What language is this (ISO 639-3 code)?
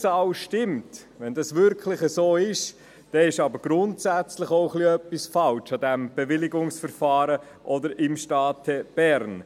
gsw